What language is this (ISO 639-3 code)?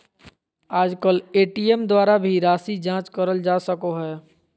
mag